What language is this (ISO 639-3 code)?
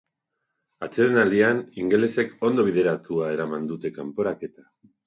eus